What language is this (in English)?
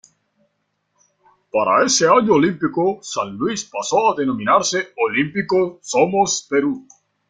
Spanish